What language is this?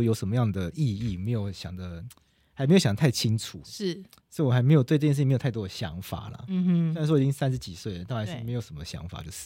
Chinese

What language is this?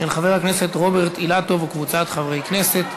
Hebrew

